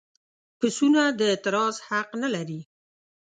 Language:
Pashto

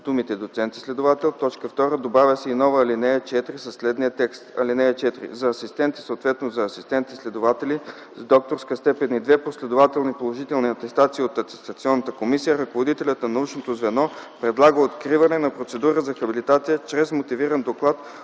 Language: Bulgarian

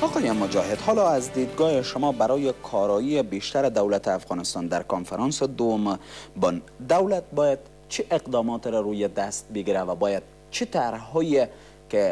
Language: Persian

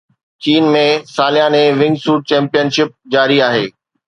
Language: Sindhi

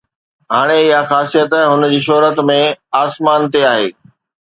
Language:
Sindhi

